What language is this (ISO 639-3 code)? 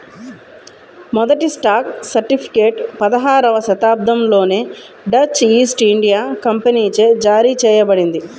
tel